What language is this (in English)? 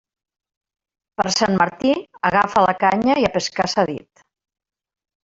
Catalan